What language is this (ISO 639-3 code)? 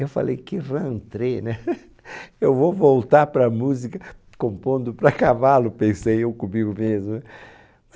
por